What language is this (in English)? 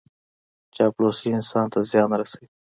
Pashto